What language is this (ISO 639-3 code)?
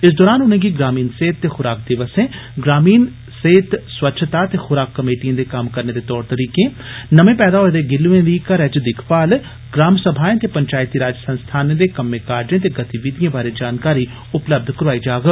doi